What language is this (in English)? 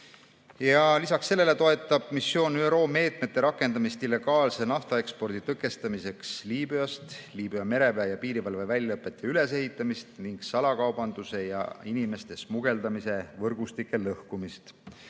Estonian